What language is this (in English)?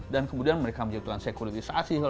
Indonesian